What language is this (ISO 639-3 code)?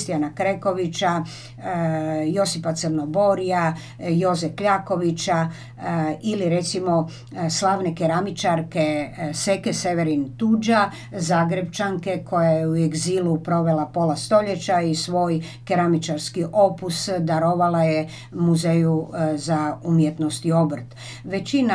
hrv